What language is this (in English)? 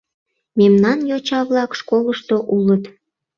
Mari